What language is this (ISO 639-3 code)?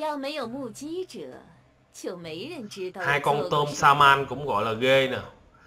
vie